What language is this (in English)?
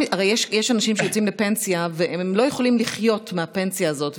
Hebrew